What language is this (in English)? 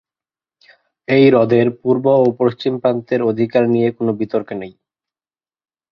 Bangla